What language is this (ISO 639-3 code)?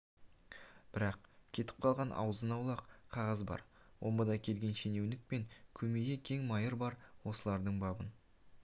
kaz